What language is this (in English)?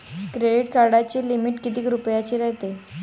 Marathi